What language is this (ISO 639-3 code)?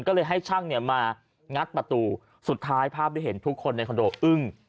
tha